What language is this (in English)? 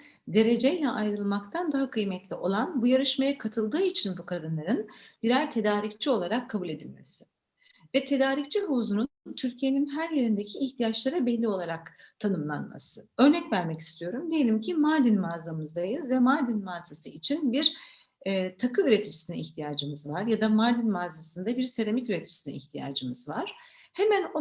Turkish